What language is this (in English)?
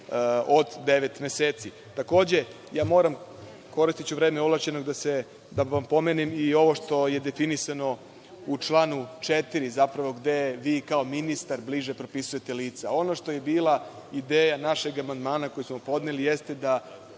Serbian